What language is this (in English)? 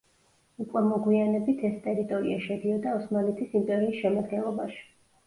Georgian